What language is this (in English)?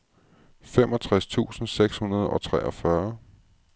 Danish